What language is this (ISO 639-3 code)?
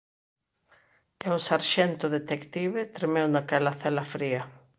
glg